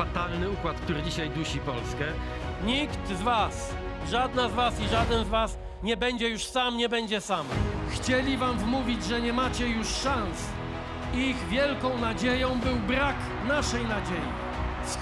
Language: Polish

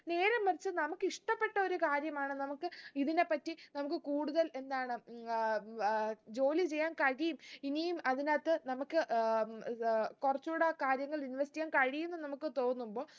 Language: Malayalam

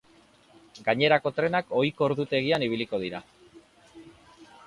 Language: Basque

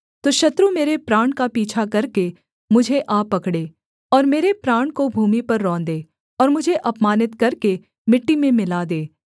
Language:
Hindi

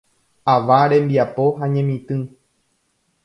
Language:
Guarani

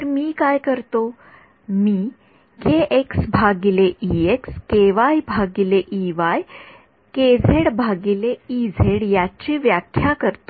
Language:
Marathi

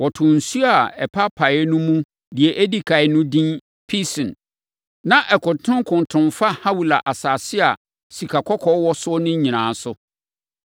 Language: Akan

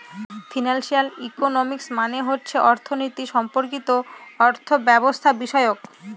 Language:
Bangla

